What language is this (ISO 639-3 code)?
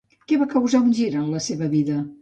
cat